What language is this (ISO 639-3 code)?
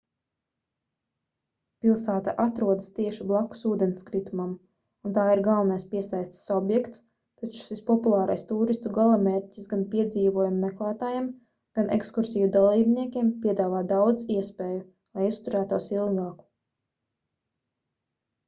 lav